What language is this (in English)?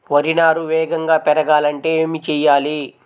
Telugu